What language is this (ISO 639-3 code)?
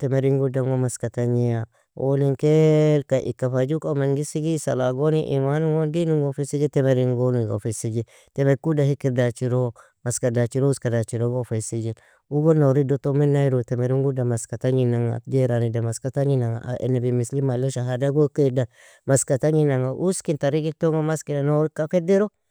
fia